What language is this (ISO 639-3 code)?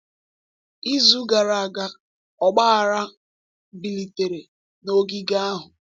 ibo